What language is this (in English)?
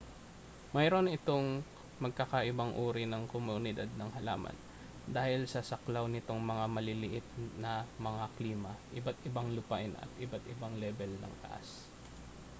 Filipino